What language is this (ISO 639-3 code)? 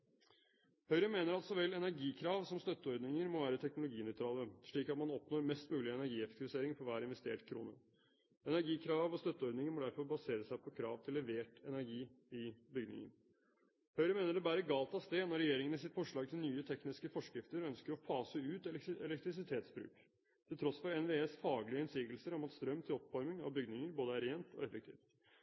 nob